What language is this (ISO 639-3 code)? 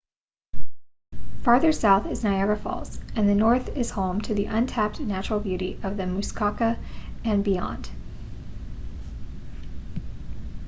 eng